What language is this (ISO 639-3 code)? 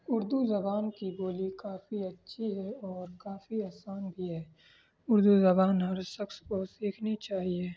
urd